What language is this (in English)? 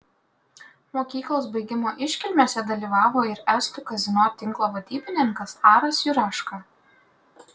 Lithuanian